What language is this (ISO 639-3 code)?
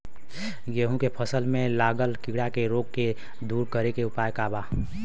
bho